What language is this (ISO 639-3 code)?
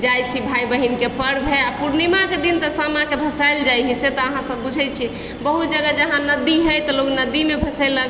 mai